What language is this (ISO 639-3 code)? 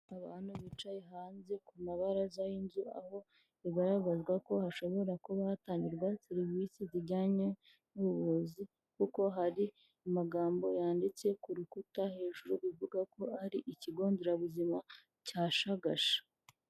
kin